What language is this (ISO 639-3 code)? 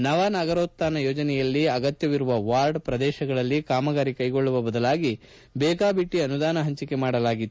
kan